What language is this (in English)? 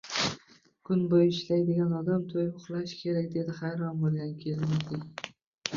Uzbek